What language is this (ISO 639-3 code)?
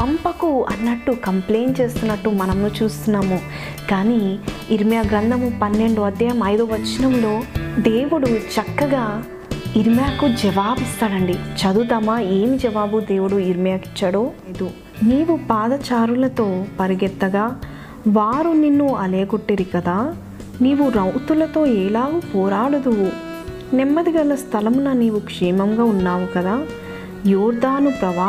tel